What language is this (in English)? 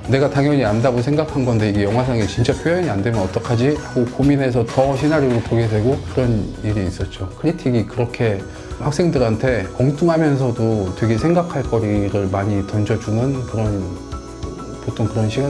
Korean